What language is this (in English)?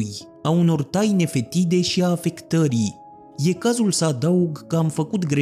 Romanian